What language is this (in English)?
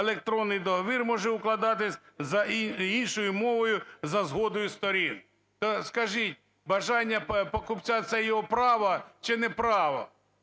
Ukrainian